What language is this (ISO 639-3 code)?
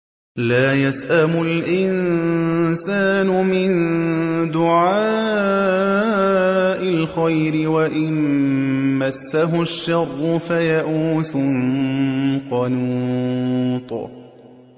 ara